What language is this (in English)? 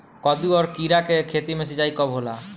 Bhojpuri